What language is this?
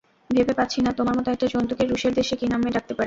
Bangla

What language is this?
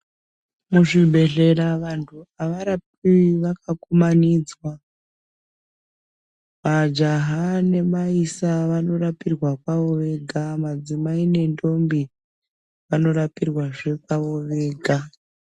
Ndau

